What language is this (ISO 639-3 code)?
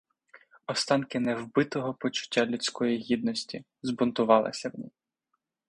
ukr